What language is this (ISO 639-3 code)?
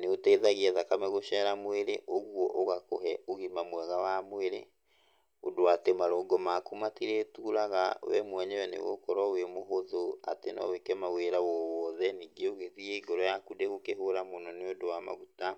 kik